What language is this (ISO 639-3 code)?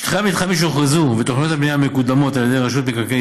heb